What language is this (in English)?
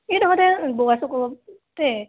Assamese